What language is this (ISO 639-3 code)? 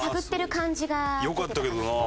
jpn